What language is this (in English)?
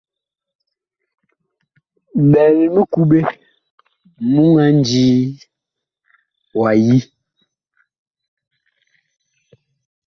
Bakoko